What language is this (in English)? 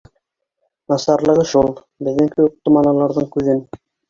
Bashkir